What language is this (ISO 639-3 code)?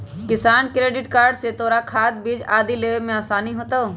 mag